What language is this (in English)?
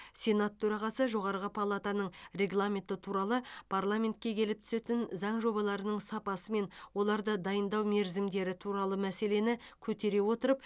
Kazakh